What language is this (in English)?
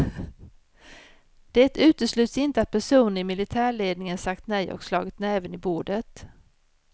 Swedish